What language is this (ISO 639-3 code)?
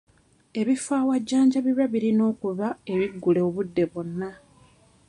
lug